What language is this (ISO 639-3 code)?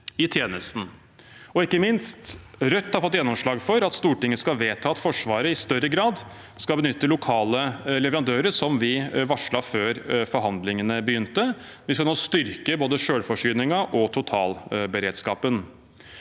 nor